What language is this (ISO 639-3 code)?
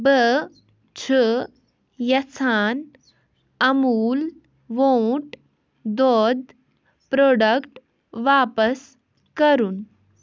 kas